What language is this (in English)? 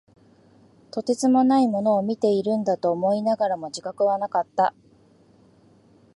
Japanese